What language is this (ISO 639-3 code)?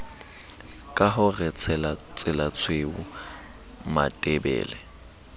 sot